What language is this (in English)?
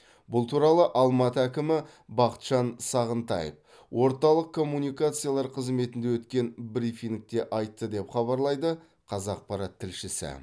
Kazakh